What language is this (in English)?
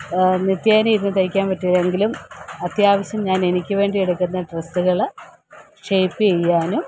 Malayalam